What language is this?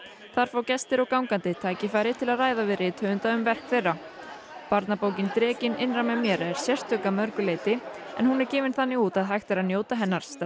Icelandic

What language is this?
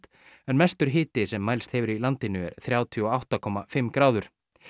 Icelandic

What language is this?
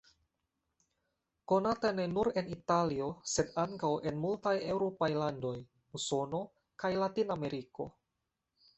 Esperanto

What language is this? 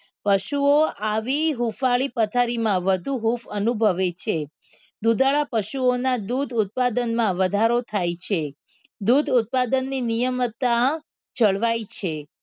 Gujarati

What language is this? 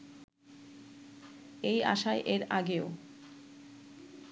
Bangla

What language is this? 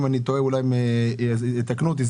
Hebrew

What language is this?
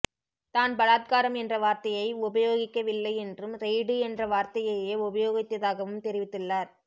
Tamil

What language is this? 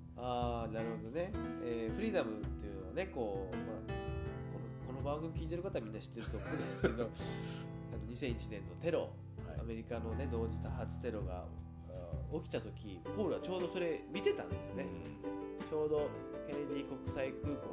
Japanese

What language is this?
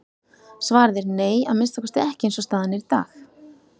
Icelandic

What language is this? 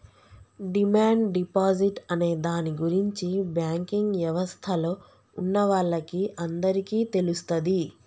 Telugu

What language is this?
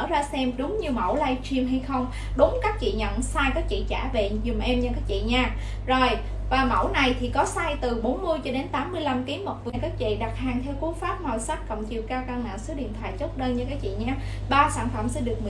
Vietnamese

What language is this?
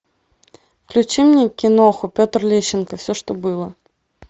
Russian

